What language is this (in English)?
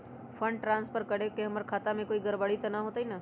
Magahi